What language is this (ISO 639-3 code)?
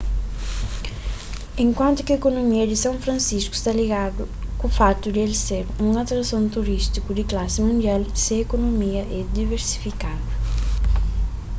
kea